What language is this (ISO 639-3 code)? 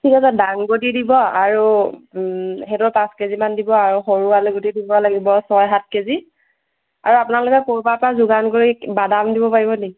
asm